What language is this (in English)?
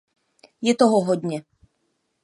Czech